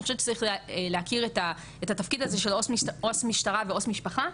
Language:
Hebrew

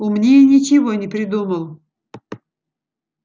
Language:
Russian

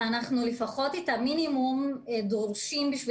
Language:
Hebrew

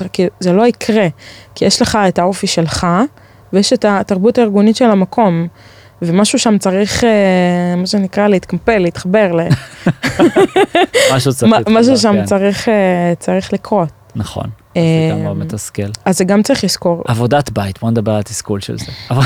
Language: Hebrew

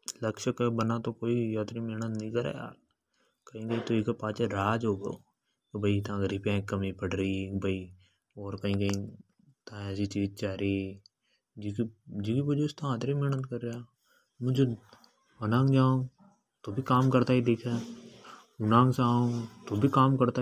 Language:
Hadothi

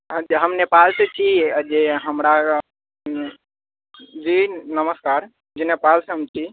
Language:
Maithili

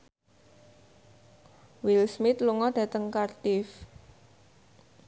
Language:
Javanese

